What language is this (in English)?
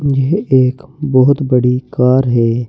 Hindi